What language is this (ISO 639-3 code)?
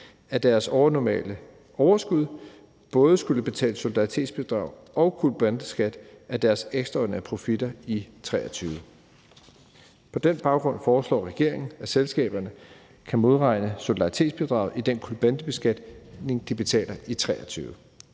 dan